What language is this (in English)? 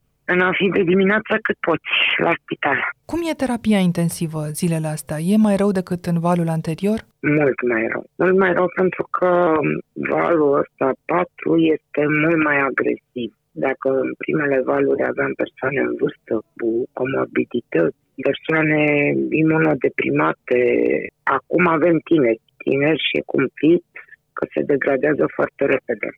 Romanian